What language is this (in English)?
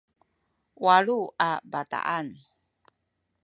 Sakizaya